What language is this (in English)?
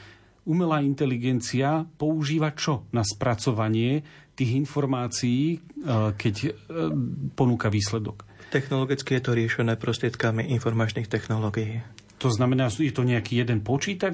Slovak